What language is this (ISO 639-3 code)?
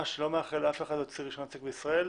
heb